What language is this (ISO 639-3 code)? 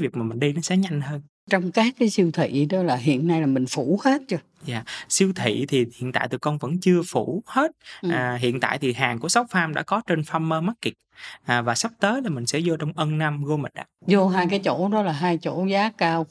vie